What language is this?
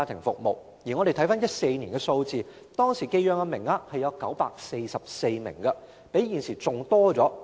Cantonese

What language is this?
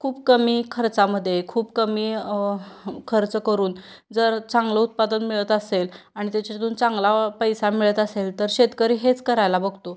Marathi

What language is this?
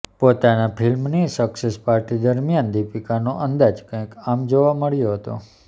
Gujarati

